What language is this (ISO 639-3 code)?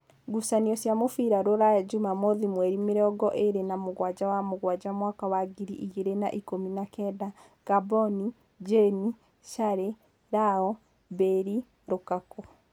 kik